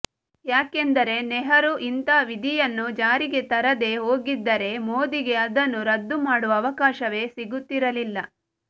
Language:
Kannada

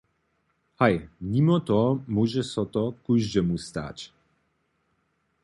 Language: Upper Sorbian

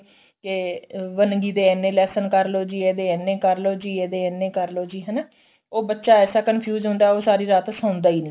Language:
Punjabi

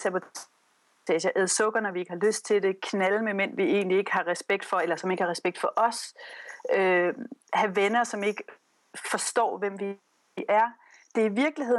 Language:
Danish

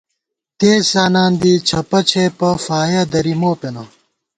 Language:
Gawar-Bati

